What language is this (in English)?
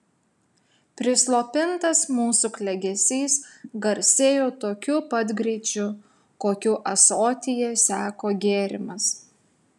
Lithuanian